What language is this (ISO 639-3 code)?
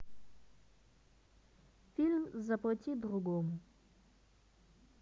rus